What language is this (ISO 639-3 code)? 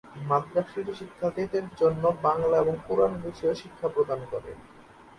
ben